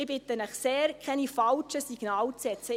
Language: Swiss German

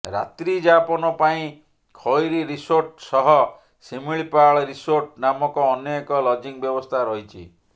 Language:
Odia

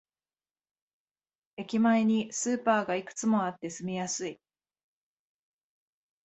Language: Japanese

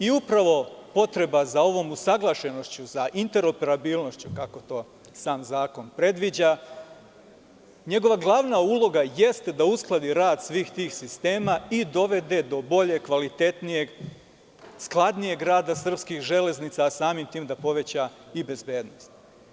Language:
Serbian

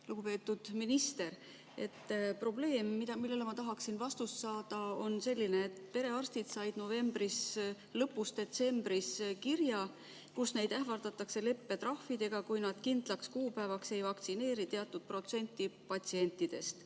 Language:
Estonian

